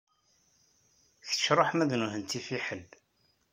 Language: Kabyle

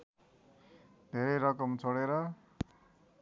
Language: Nepali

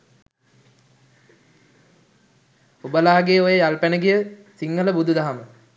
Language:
Sinhala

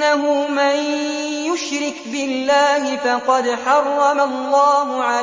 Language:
Arabic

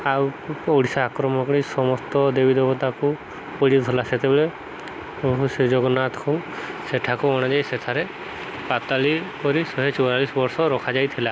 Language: Odia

